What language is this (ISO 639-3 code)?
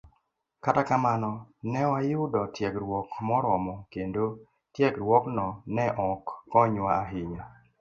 luo